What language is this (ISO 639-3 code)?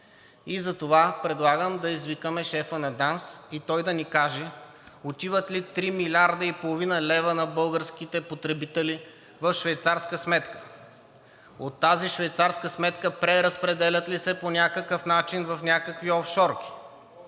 bul